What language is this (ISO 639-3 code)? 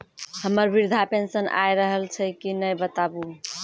mai